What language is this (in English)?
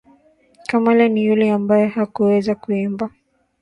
Swahili